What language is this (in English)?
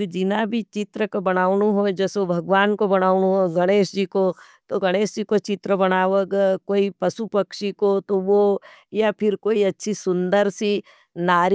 Nimadi